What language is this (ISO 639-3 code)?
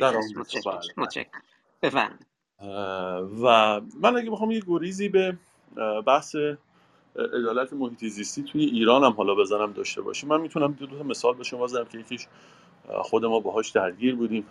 fas